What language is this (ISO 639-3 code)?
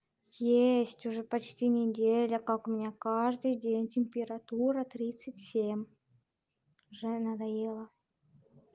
rus